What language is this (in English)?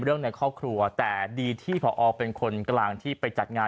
Thai